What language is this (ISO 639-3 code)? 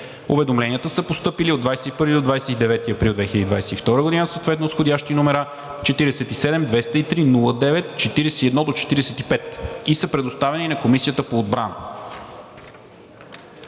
bul